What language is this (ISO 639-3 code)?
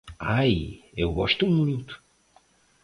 por